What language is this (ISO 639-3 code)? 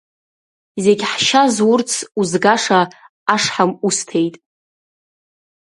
abk